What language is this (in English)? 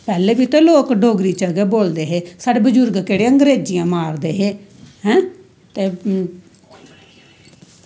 Dogri